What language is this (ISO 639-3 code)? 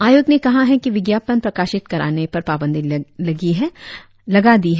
hin